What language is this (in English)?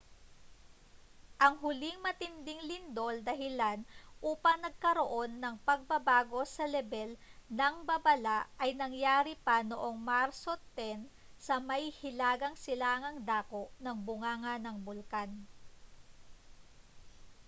Filipino